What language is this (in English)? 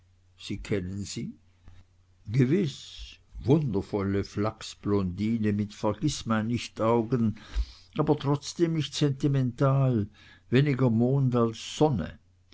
German